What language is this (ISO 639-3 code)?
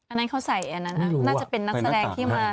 tha